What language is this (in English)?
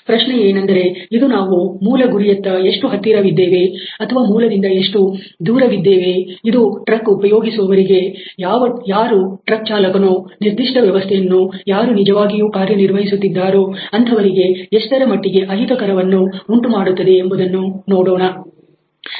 Kannada